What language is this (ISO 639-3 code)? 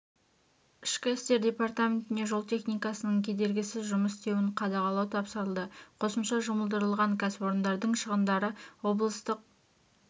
kaz